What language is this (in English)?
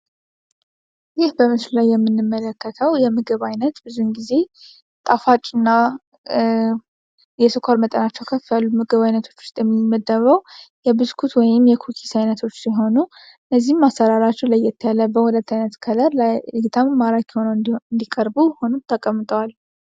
Amharic